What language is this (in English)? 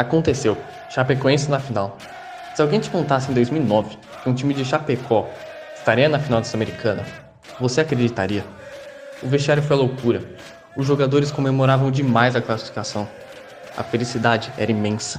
Portuguese